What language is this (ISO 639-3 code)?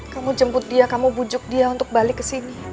ind